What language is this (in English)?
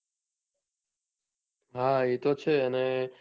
Gujarati